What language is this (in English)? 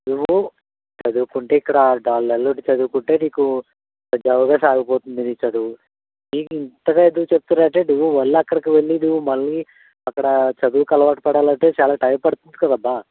Telugu